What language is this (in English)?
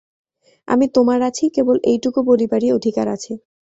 Bangla